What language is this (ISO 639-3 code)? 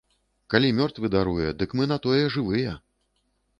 bel